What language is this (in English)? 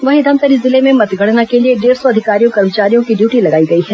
Hindi